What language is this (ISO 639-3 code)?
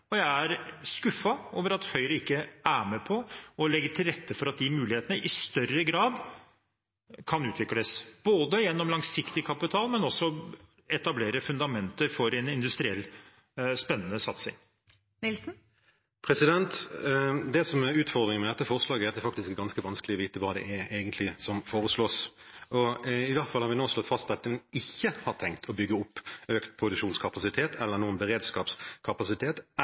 nob